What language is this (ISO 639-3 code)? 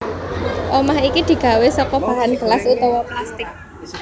jav